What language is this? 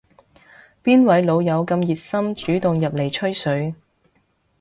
Cantonese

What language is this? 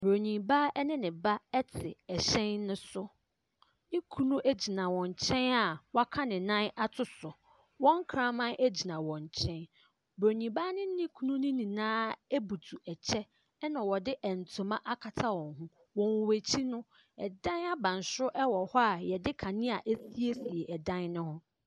Akan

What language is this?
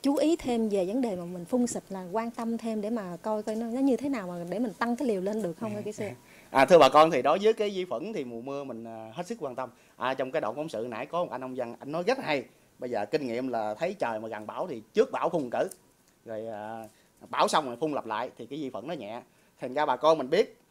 Vietnamese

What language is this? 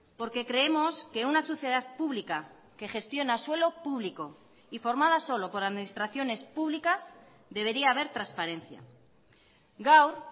Spanish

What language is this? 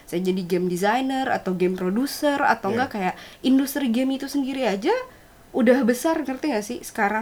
Indonesian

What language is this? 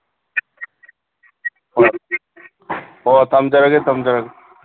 Manipuri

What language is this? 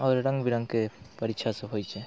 Maithili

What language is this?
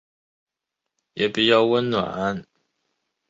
Chinese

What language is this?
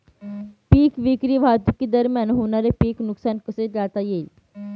Marathi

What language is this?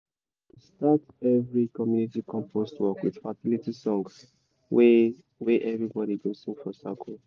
Nigerian Pidgin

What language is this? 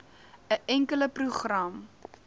Afrikaans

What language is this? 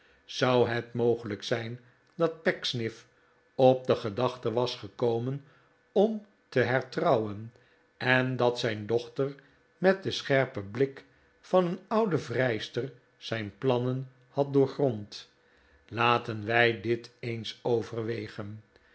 Dutch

